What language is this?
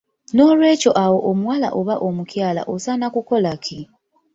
Ganda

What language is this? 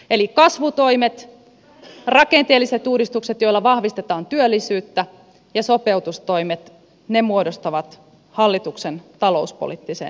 Finnish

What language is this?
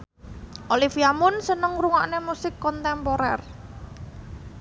Javanese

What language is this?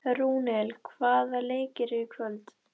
Icelandic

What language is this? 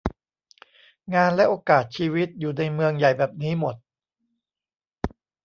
Thai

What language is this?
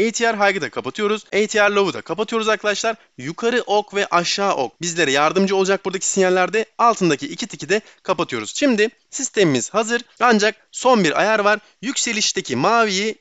Turkish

